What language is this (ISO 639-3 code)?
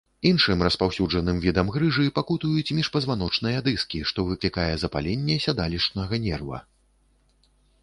bel